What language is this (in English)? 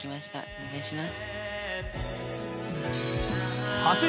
Japanese